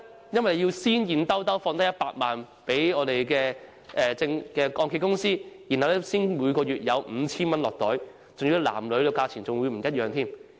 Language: Cantonese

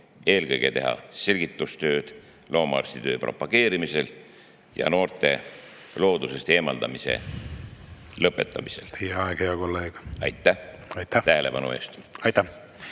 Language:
Estonian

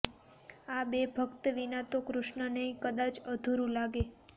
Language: Gujarati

